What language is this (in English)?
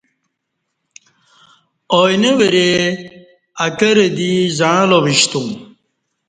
Kati